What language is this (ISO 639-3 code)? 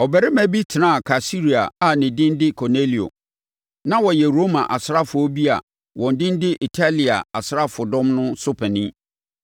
aka